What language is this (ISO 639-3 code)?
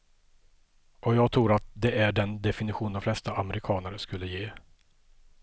swe